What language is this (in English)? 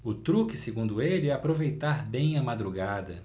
Portuguese